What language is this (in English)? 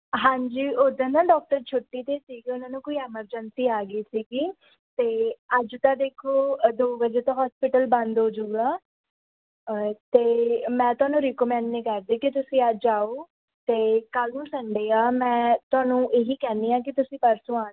Punjabi